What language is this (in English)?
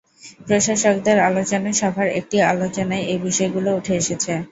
Bangla